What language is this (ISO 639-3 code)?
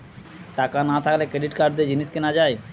ben